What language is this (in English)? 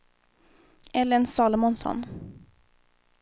Swedish